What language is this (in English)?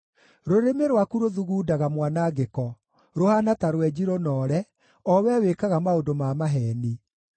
Kikuyu